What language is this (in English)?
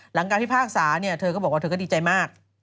Thai